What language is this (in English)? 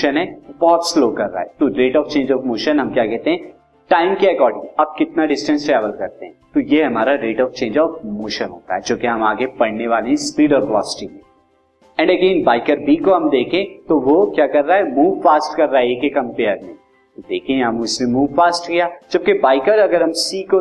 Hindi